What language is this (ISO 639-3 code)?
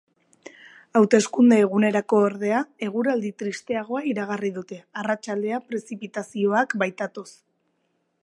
eus